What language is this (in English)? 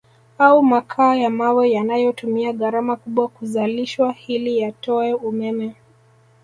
Swahili